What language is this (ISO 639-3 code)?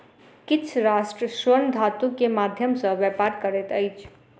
mai